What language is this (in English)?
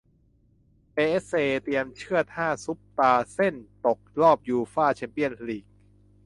Thai